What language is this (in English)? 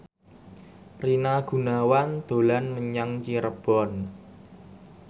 Javanese